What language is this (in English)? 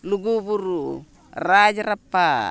Santali